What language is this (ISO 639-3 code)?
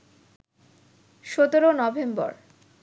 ben